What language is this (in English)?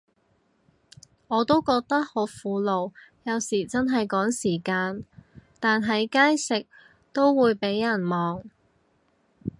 Cantonese